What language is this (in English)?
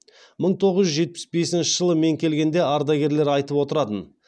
Kazakh